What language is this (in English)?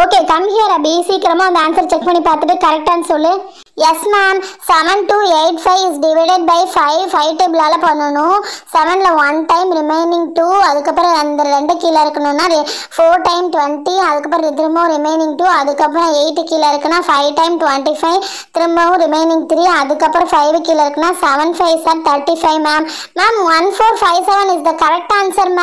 Hindi